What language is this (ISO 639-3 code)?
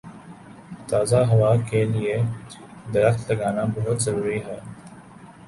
urd